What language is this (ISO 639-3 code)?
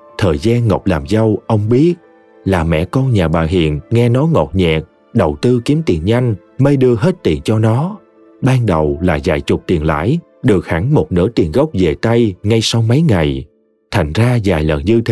vie